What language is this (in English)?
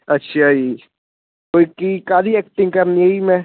Punjabi